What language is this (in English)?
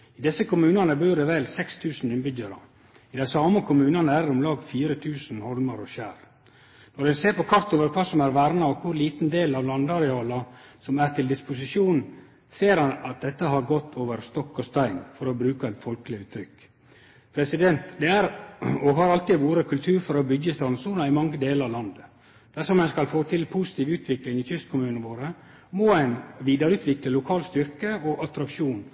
Norwegian Nynorsk